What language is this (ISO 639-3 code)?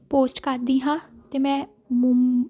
pan